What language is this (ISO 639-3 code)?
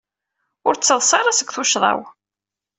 kab